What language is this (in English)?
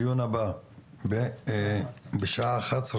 Hebrew